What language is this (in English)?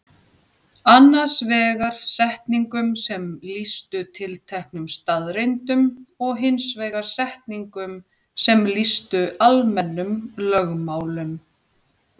Icelandic